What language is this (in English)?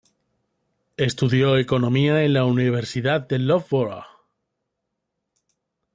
Spanish